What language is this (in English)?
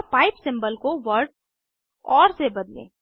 Hindi